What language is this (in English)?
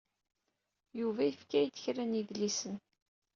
Kabyle